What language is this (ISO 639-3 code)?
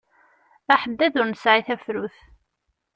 kab